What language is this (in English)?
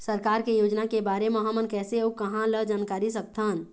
Chhattisgarhi